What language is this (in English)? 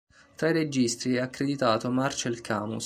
Italian